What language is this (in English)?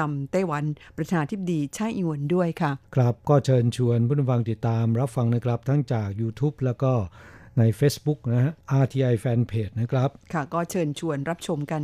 Thai